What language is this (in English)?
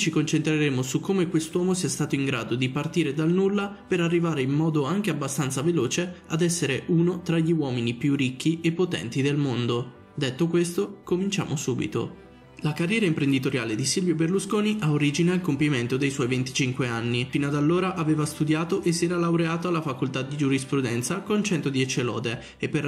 Italian